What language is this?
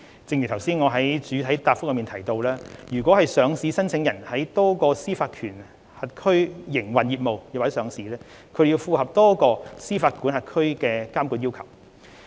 Cantonese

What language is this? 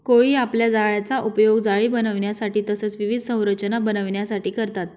Marathi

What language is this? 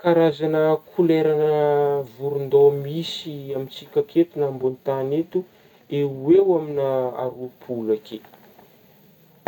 Northern Betsimisaraka Malagasy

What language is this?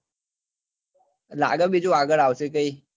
Gujarati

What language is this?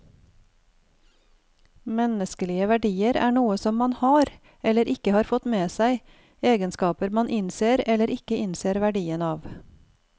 Norwegian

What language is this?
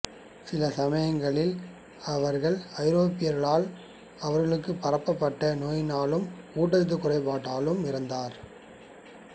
Tamil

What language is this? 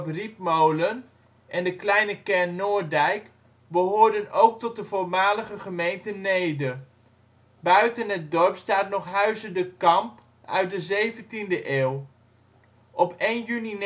Dutch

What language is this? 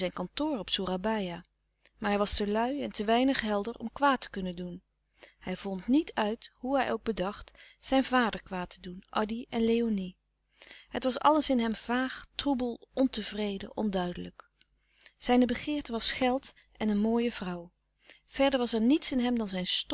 Dutch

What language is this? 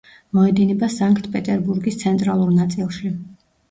Georgian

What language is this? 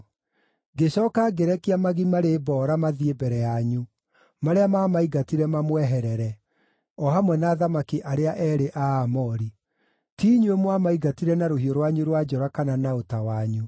Kikuyu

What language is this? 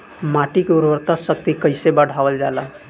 Bhojpuri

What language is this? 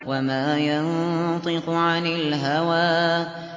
Arabic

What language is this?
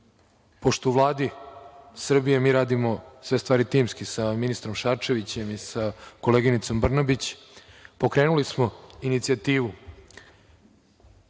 Serbian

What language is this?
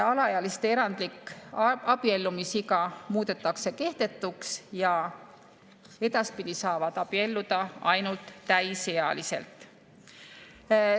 Estonian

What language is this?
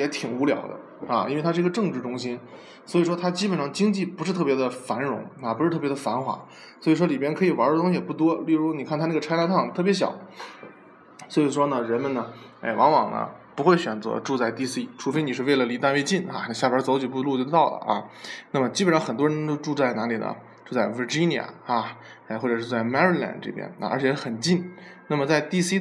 Chinese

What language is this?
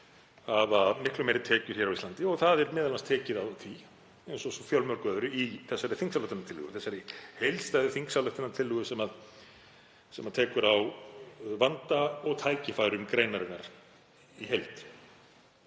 Icelandic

